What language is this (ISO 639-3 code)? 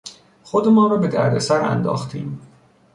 fas